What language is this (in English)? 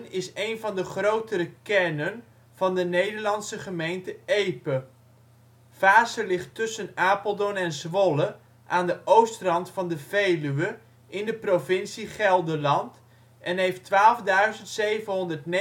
Dutch